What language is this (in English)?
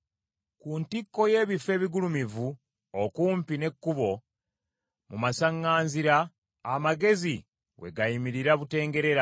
Ganda